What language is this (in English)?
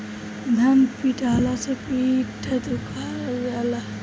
Bhojpuri